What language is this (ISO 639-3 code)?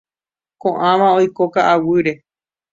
grn